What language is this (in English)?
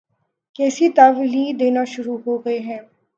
Urdu